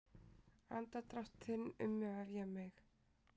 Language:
Icelandic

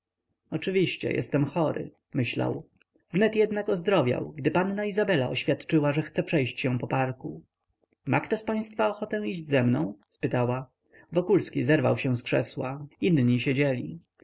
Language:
Polish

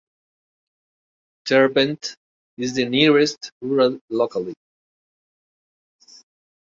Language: English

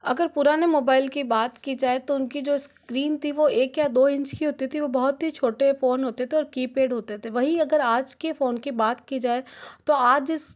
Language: Hindi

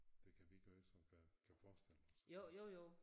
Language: Danish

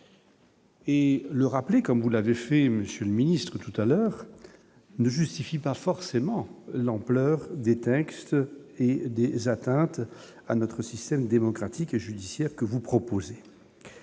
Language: French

